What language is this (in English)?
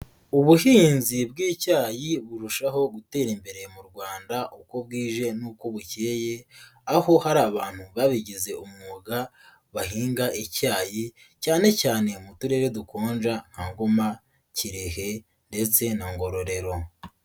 Kinyarwanda